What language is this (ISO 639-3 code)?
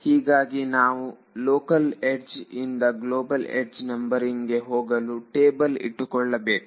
kan